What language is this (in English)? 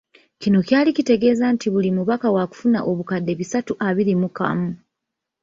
Ganda